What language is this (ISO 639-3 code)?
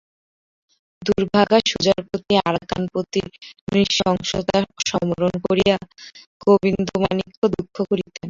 ben